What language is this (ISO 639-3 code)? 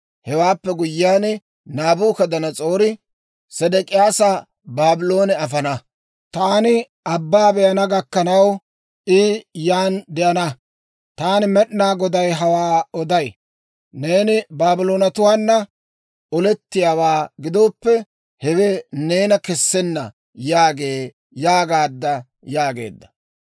dwr